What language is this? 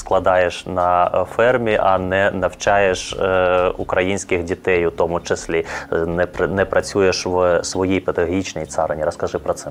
Ukrainian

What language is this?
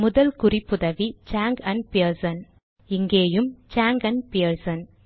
Tamil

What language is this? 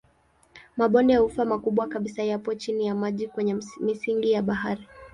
Swahili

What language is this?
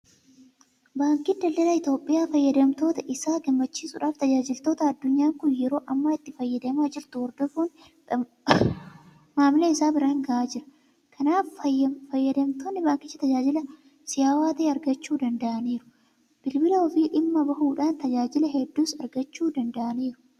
Oromo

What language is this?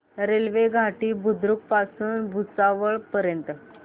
Marathi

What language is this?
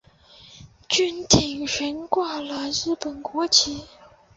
Chinese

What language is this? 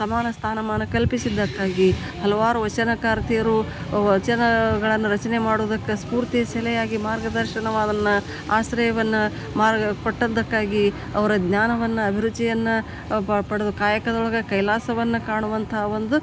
Kannada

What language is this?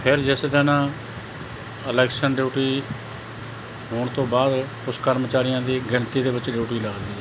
Punjabi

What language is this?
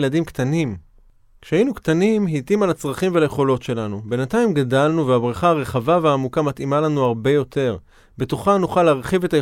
Hebrew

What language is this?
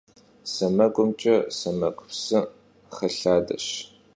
Kabardian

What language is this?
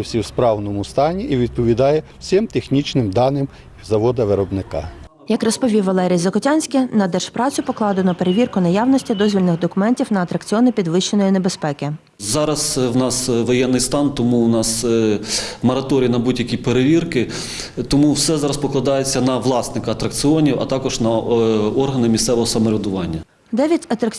Ukrainian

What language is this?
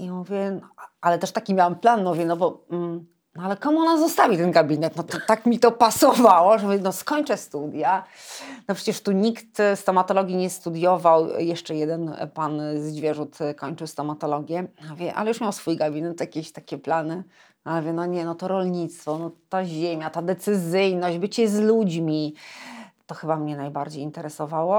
Polish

